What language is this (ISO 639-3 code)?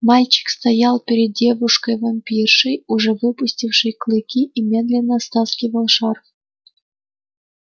rus